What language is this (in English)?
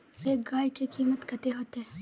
Magahi